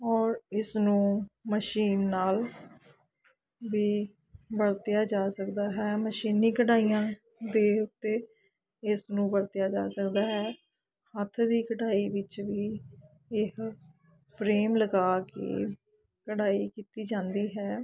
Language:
Punjabi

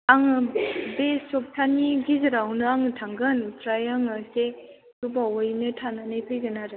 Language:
Bodo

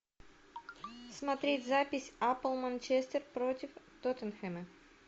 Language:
Russian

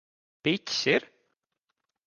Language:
Latvian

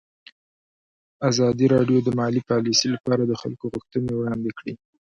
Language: Pashto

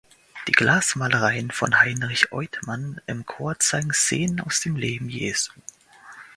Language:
German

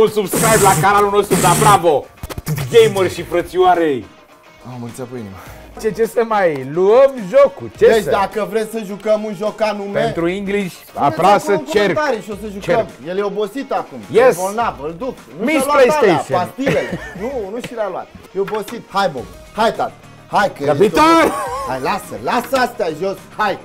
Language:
Romanian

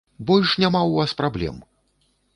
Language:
Belarusian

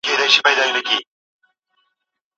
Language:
Pashto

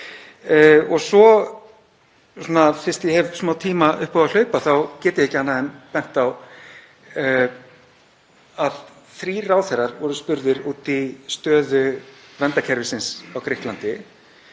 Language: Icelandic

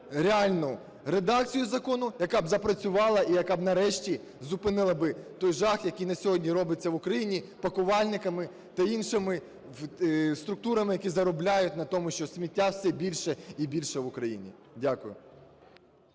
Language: Ukrainian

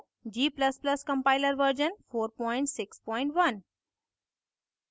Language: Hindi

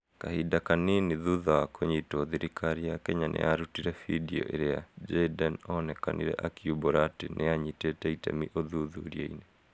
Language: Kikuyu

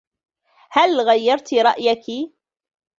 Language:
Arabic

